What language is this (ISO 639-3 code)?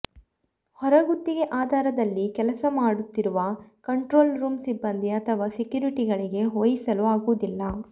kan